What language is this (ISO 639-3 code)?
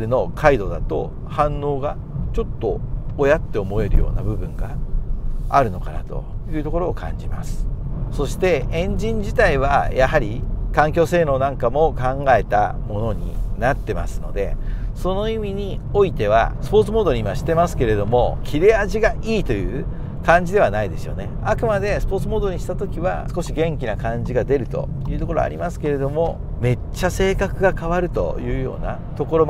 jpn